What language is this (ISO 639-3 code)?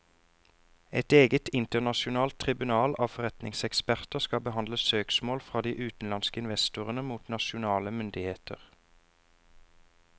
nor